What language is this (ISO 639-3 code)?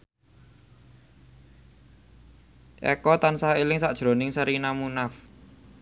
jav